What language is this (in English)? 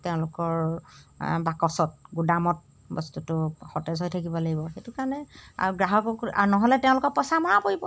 Assamese